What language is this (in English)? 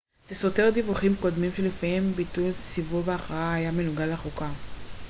Hebrew